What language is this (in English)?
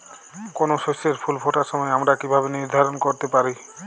Bangla